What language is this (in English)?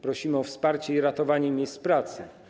Polish